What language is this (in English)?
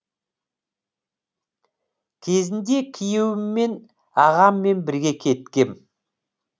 Kazakh